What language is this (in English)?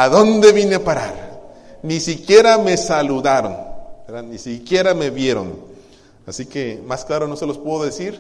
Spanish